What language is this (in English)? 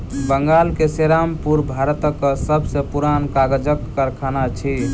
Maithili